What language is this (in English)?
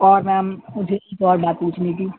Urdu